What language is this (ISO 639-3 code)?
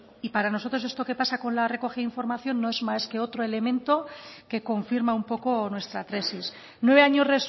spa